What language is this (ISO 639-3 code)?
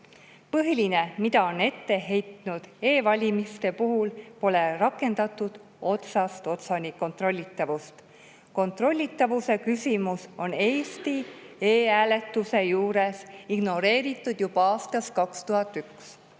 est